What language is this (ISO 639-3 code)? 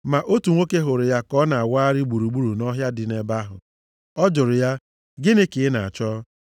ibo